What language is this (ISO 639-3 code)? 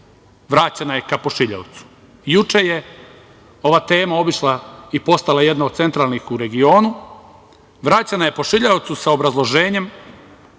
srp